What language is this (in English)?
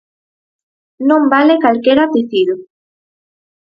Galician